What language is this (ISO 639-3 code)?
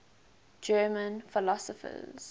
eng